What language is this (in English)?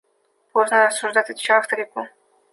Russian